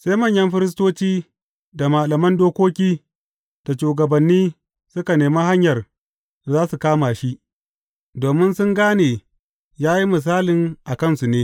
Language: Hausa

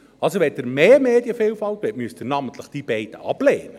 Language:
Swiss German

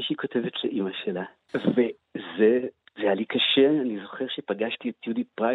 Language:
Hebrew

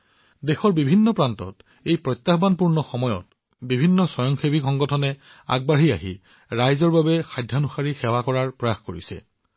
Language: Assamese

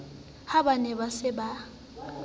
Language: Southern Sotho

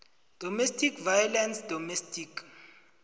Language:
South Ndebele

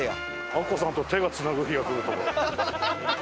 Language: Japanese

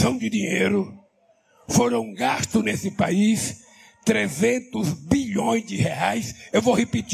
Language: Portuguese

